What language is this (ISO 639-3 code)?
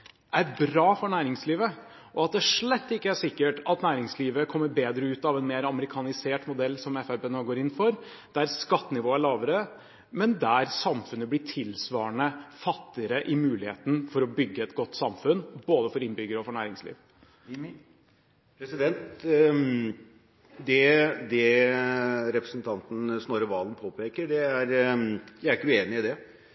nob